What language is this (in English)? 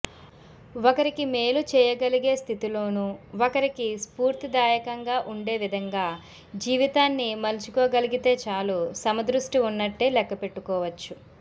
Telugu